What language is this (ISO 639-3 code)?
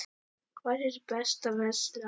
isl